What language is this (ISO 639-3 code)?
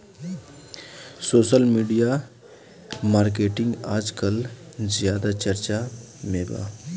bho